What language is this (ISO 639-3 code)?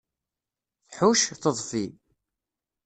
kab